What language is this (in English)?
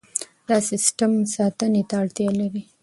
Pashto